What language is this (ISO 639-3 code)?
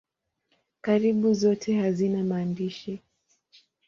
swa